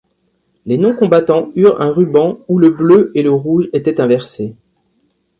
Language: French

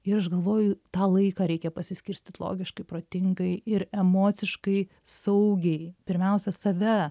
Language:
Lithuanian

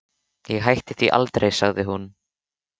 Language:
Icelandic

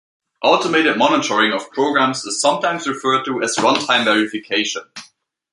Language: English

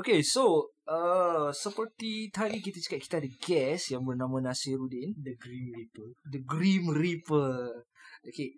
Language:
Malay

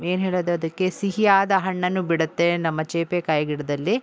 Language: Kannada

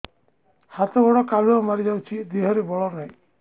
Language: Odia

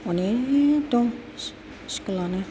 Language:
Bodo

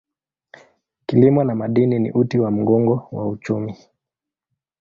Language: Swahili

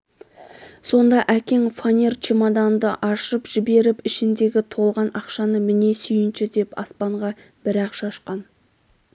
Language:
Kazakh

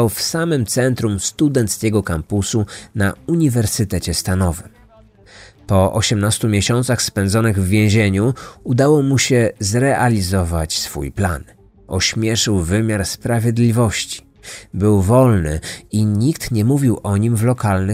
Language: Polish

